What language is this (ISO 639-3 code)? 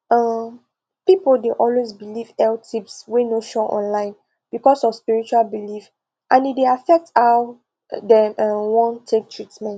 pcm